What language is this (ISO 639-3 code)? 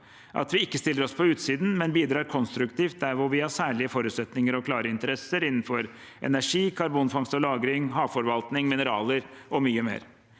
nor